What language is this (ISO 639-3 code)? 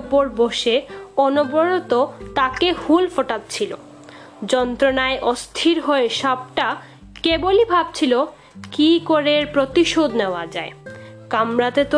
ben